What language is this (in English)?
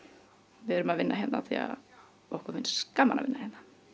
Icelandic